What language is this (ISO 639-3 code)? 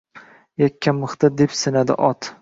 uzb